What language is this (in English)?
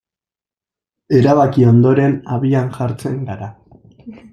Basque